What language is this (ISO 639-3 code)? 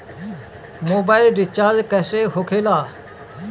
bho